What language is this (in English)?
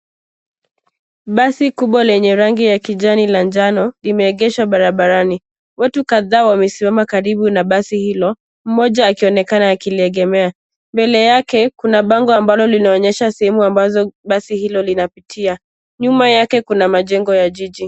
Swahili